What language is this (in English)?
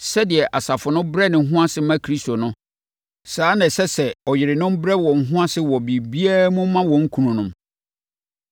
Akan